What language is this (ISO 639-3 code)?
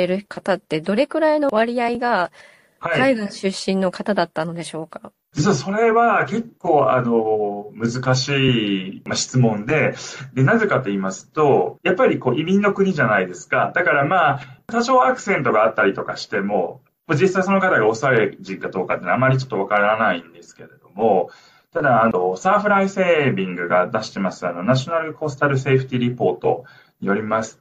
jpn